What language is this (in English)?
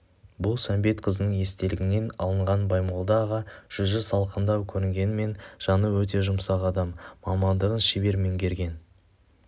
Kazakh